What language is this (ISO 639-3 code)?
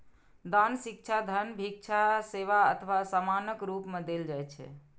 mai